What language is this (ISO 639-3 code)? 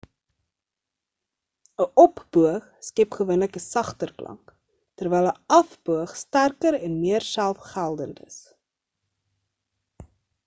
afr